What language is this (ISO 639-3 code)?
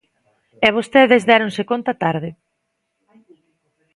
glg